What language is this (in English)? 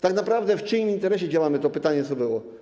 Polish